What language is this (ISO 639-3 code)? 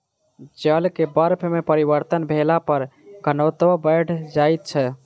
mai